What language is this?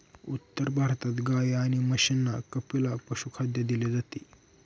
Marathi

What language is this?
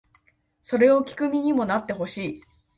Japanese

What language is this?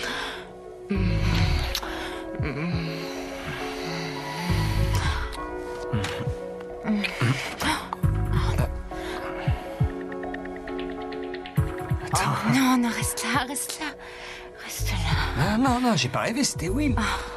French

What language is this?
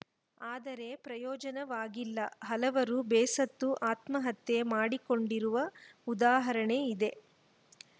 Kannada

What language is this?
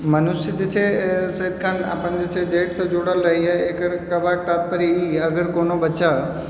Maithili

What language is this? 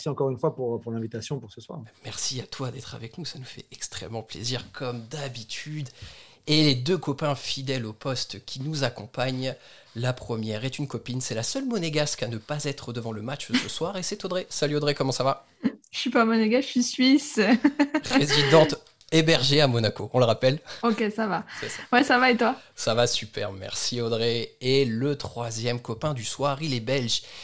French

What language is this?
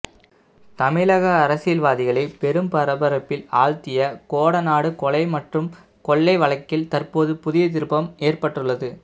Tamil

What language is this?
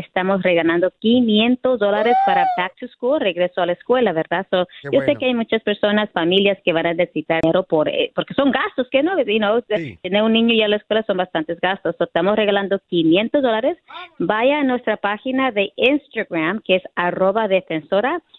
Spanish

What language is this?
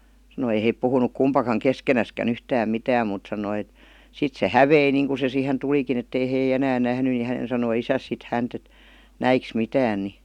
Finnish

